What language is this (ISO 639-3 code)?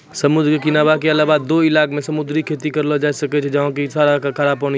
mai